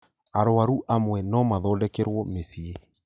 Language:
Kikuyu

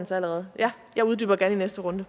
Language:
Danish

